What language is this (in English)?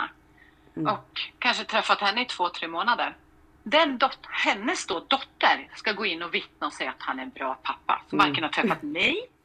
Swedish